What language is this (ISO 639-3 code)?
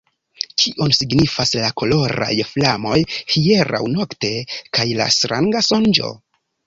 epo